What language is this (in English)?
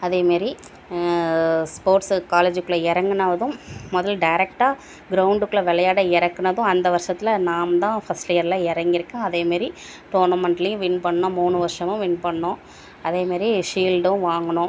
Tamil